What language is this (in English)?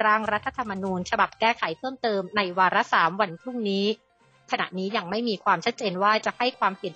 Thai